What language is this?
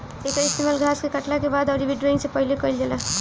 Bhojpuri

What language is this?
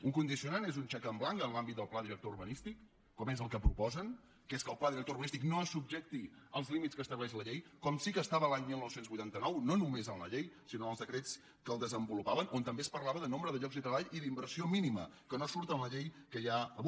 Catalan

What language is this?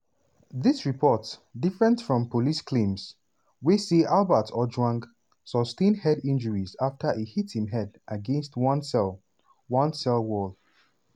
Nigerian Pidgin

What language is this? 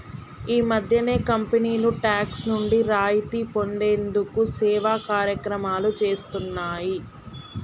Telugu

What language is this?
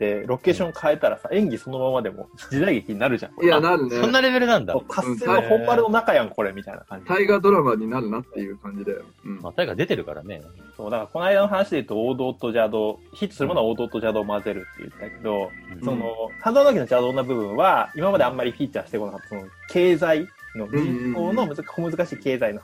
Japanese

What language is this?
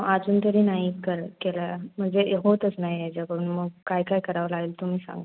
Marathi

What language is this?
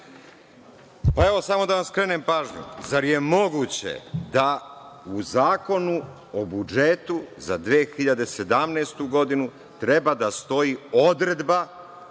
Serbian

